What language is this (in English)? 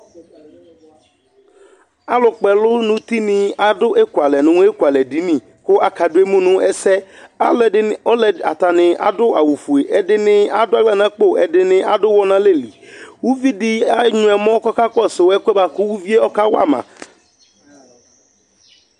Ikposo